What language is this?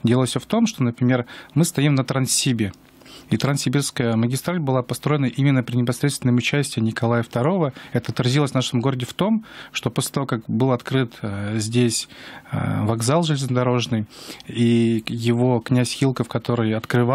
Russian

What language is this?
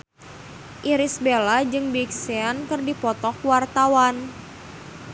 Sundanese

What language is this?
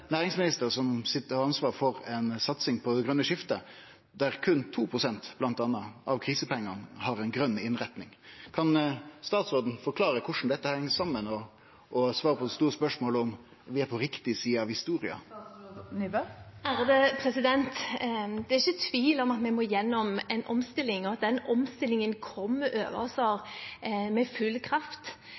Norwegian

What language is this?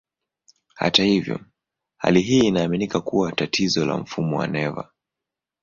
Swahili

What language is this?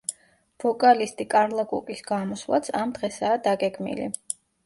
Georgian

